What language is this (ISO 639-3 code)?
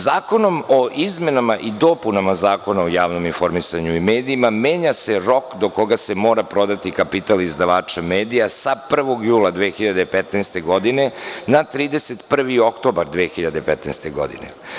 srp